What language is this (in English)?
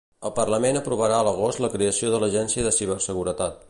Catalan